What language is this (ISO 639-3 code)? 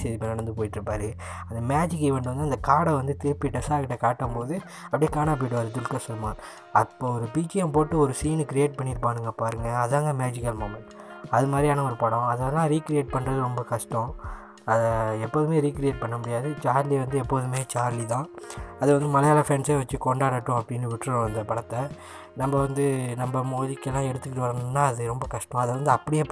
tam